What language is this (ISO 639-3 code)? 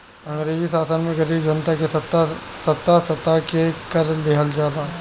bho